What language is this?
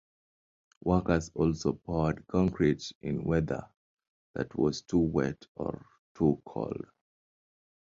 English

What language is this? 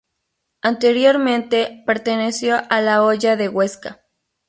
Spanish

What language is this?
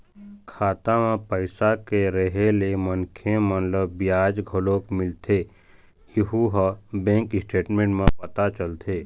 Chhattisgarhi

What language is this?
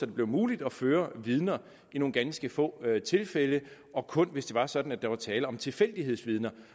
Danish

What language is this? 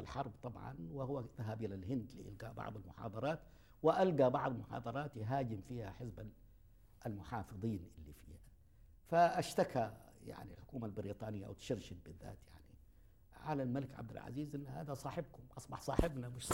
Arabic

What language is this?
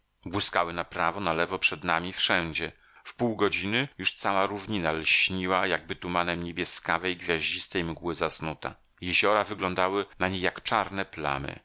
Polish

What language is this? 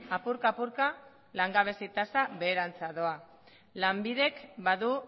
Basque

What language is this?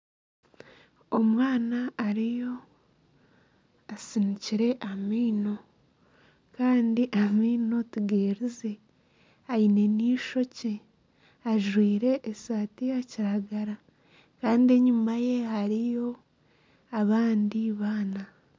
Nyankole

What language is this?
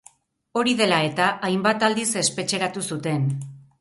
Basque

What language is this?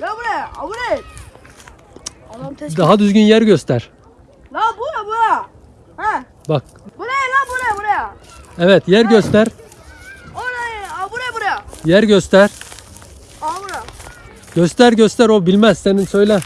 Turkish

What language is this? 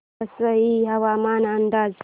Marathi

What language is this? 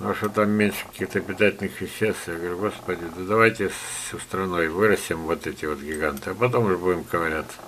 Russian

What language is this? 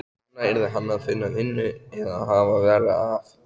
Icelandic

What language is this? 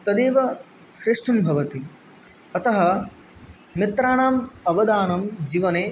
Sanskrit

